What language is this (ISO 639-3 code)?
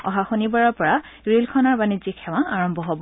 asm